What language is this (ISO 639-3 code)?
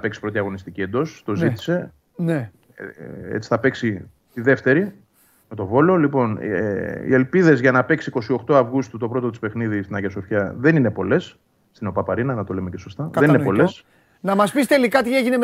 ell